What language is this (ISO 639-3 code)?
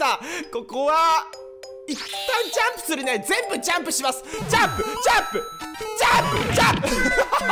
jpn